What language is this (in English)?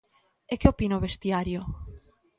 Galician